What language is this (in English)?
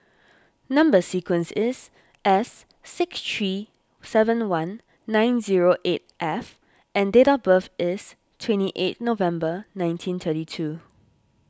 English